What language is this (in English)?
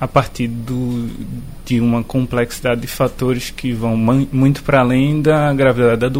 Portuguese